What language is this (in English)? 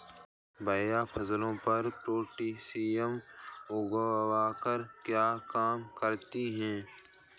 Hindi